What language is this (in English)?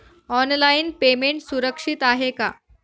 Marathi